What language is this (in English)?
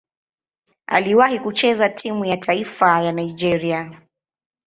Swahili